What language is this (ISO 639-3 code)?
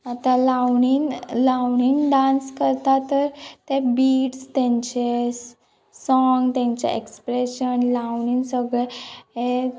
kok